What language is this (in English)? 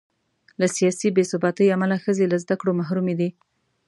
Pashto